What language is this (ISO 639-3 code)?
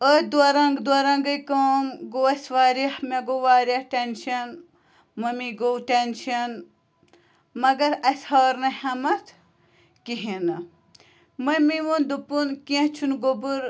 kas